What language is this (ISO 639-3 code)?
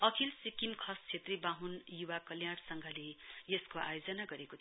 nep